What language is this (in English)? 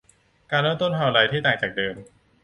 Thai